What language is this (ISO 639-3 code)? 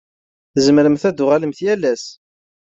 kab